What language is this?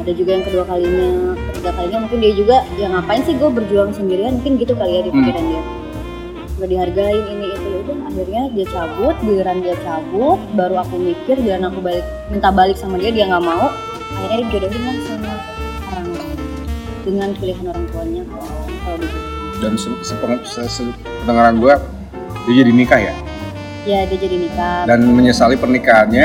Indonesian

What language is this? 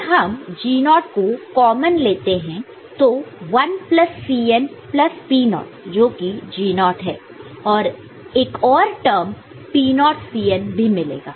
Hindi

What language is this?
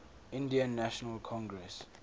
English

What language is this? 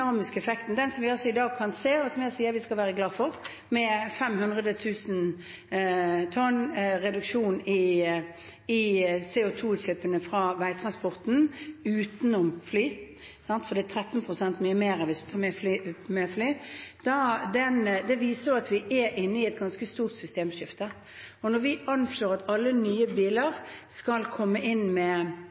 Norwegian Bokmål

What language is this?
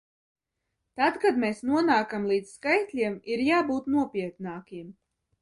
Latvian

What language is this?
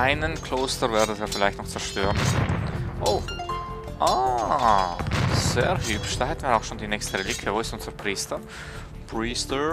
German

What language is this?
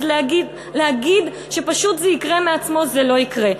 Hebrew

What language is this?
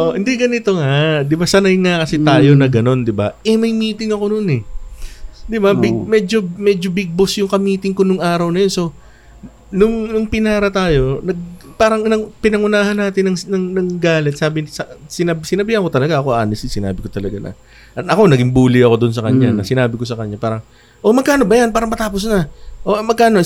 Filipino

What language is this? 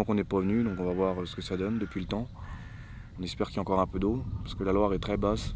French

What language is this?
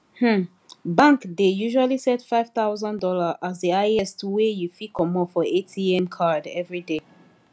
Nigerian Pidgin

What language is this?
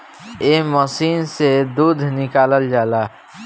Bhojpuri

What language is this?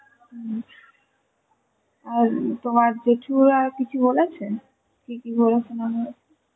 Bangla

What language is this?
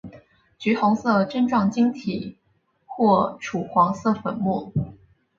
Chinese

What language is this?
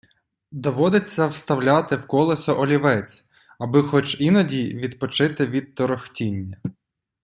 Ukrainian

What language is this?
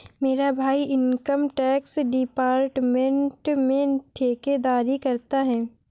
Hindi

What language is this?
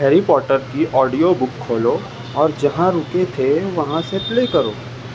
Urdu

